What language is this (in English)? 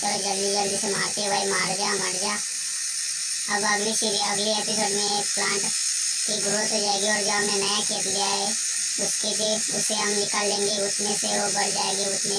Hindi